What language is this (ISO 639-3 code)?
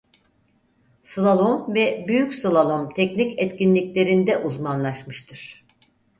tur